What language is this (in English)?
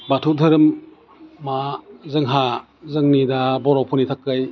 Bodo